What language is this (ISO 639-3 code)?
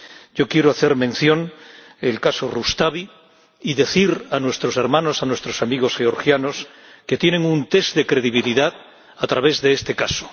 spa